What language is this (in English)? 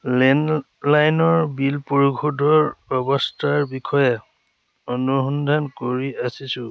Assamese